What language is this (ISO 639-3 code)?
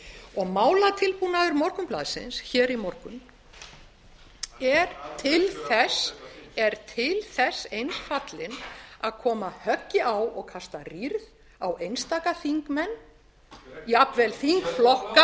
isl